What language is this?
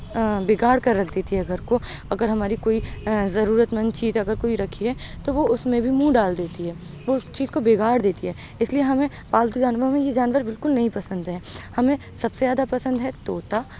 Urdu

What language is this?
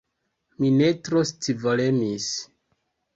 Esperanto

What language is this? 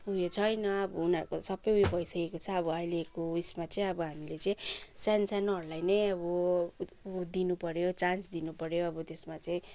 Nepali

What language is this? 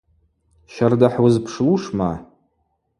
Abaza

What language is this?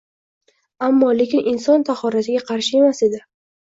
Uzbek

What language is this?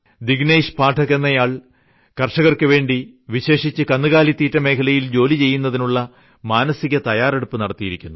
Malayalam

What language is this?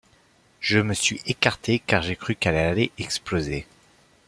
French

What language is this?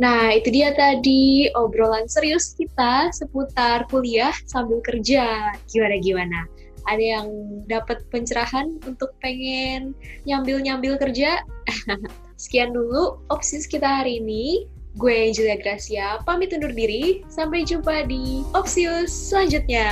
Indonesian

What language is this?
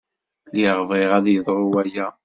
Kabyle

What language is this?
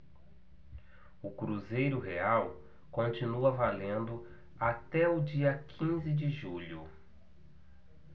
Portuguese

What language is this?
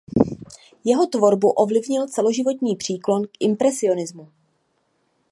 Czech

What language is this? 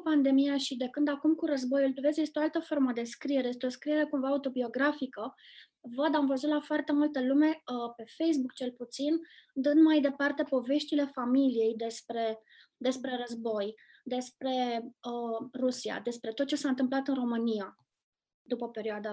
Romanian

